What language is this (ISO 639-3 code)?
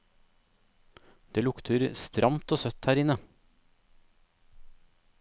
nor